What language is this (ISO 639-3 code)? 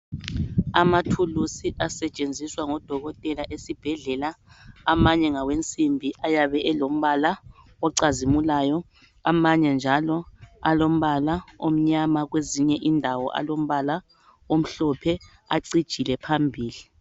nde